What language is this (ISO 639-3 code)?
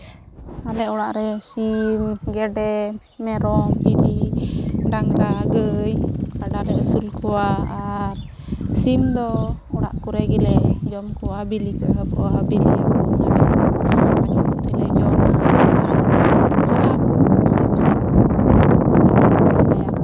sat